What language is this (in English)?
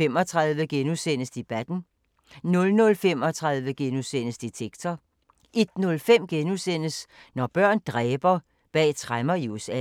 Danish